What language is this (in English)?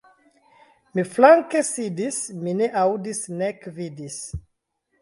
Esperanto